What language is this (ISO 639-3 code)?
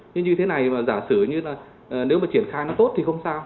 vie